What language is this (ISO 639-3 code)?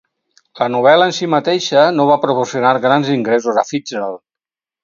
cat